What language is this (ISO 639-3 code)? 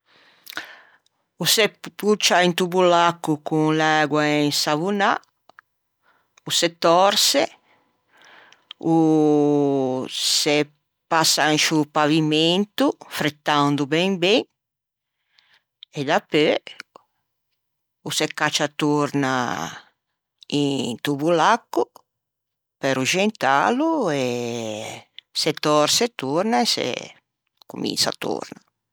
lij